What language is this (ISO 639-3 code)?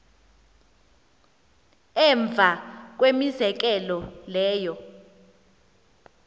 xho